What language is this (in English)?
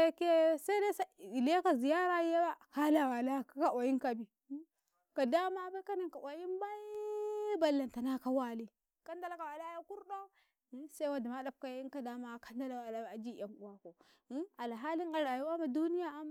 Karekare